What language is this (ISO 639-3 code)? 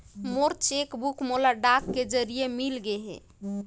hne